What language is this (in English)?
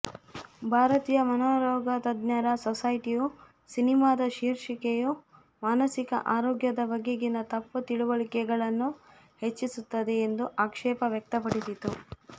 Kannada